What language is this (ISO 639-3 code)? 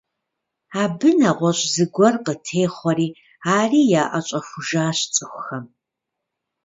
kbd